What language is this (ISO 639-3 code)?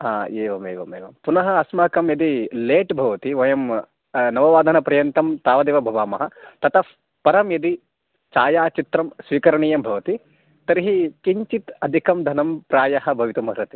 san